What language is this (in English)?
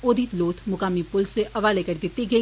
Dogri